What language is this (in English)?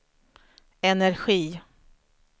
Swedish